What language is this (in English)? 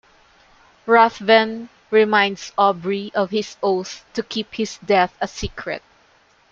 English